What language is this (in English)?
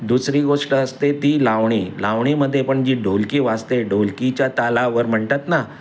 Marathi